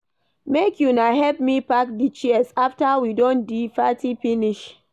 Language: Nigerian Pidgin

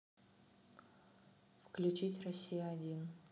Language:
Russian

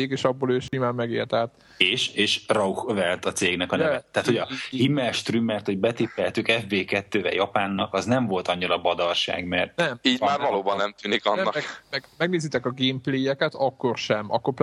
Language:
Hungarian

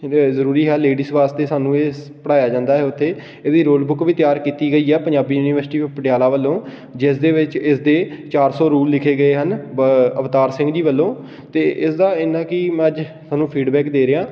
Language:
Punjabi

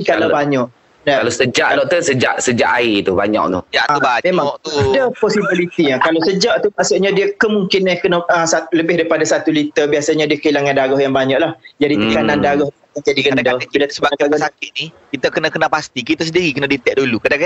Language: Malay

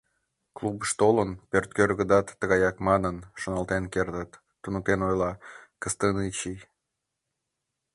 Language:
Mari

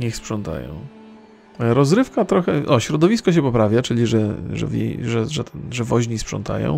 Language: Polish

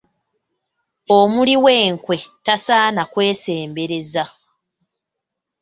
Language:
Ganda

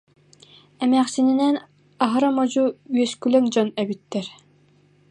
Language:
Yakut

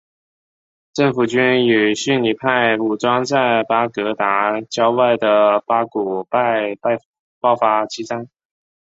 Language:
Chinese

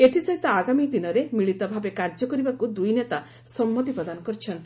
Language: Odia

